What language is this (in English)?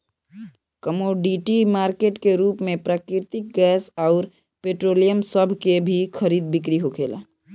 Bhojpuri